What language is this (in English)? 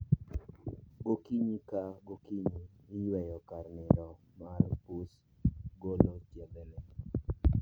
Luo (Kenya and Tanzania)